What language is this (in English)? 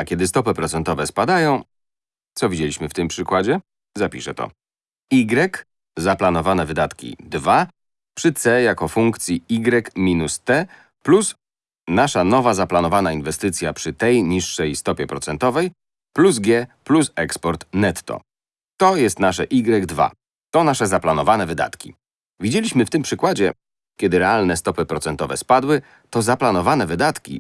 Polish